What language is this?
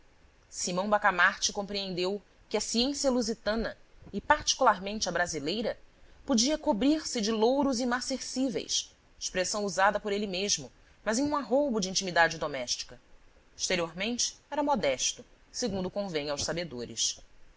Portuguese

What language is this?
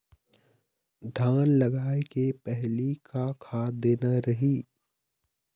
Chhattisgarhi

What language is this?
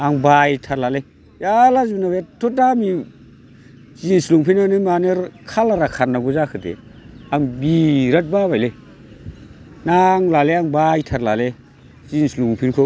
Bodo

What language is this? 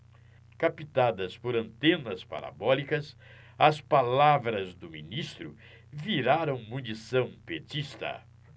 Portuguese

